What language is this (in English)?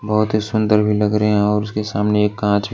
Hindi